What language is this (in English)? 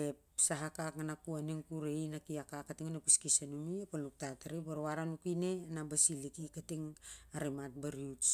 Siar-Lak